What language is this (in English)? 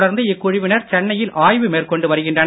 Tamil